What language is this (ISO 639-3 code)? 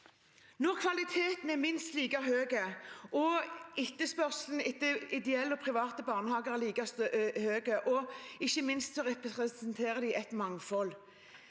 nor